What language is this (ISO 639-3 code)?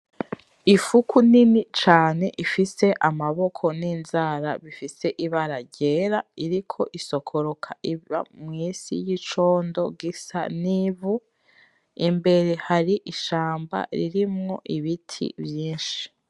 run